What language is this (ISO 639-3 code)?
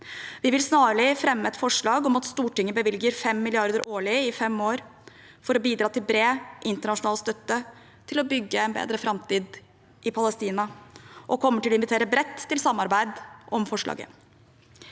nor